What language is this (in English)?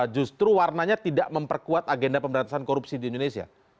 Indonesian